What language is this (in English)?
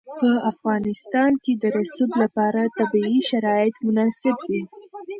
Pashto